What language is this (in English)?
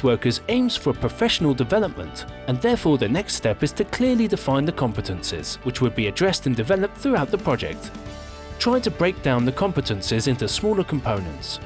English